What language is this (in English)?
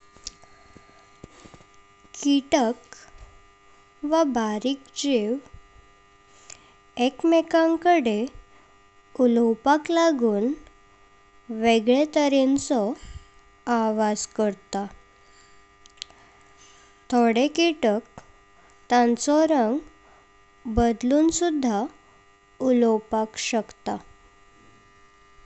Konkani